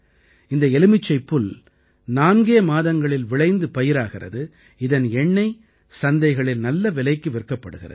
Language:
Tamil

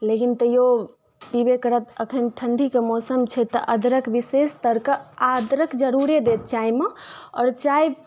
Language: Maithili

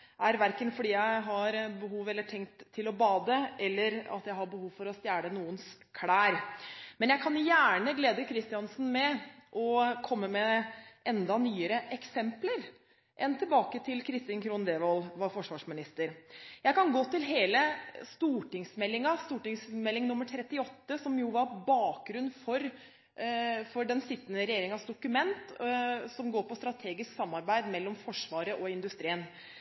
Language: Norwegian Bokmål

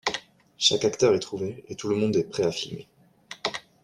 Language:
French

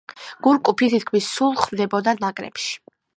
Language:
Georgian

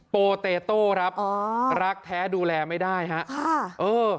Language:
Thai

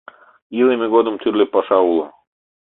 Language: Mari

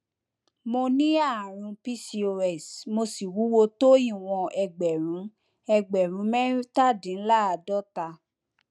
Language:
Yoruba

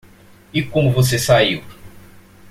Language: Portuguese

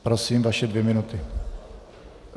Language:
Czech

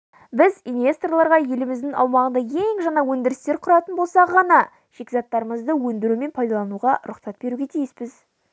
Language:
Kazakh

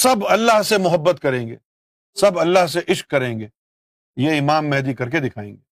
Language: Urdu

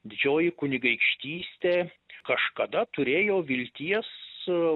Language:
Lithuanian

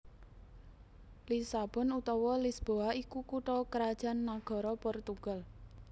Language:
Javanese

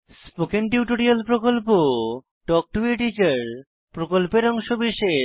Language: Bangla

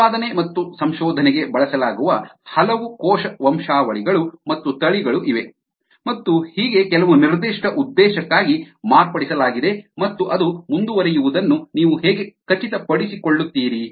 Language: Kannada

